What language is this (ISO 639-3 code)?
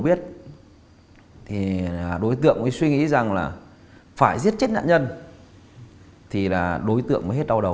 vie